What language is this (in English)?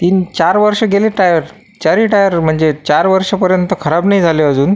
Marathi